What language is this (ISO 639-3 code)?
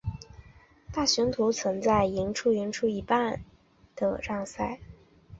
zho